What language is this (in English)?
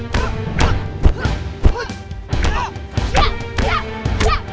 Indonesian